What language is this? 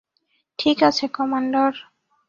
Bangla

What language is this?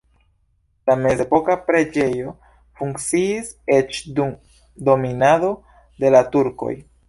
Esperanto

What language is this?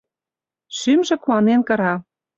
Mari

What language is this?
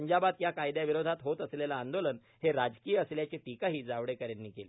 Marathi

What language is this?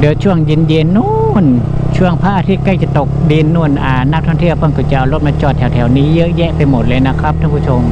Thai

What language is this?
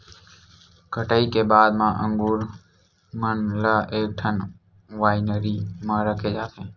Chhattisgarhi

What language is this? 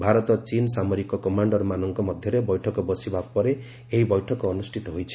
Odia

